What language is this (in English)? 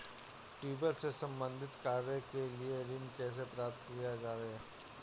Hindi